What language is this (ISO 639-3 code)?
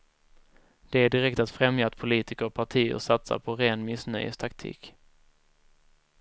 swe